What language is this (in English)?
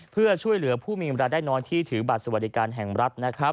Thai